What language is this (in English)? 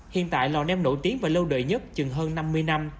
Vietnamese